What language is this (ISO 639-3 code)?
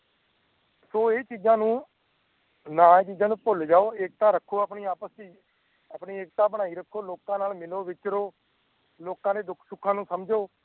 pan